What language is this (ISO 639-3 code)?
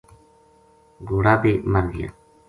gju